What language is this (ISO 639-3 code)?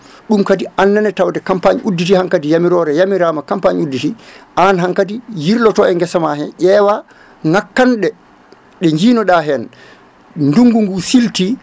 ful